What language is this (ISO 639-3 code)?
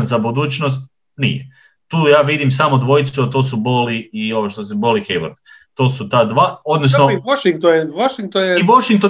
hrv